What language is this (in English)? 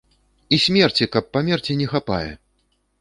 Belarusian